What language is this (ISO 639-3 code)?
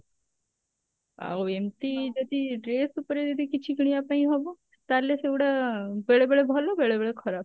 ori